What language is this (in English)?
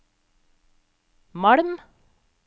Norwegian